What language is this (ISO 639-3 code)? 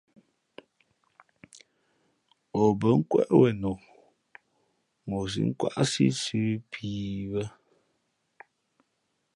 fmp